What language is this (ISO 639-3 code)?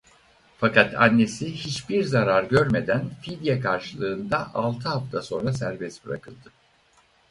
tur